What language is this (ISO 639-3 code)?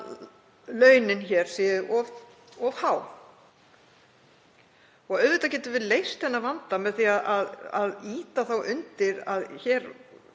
isl